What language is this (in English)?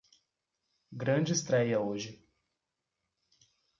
Portuguese